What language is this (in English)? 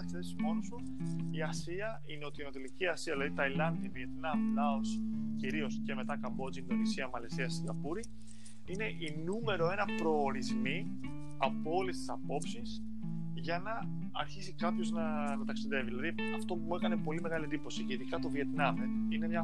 Greek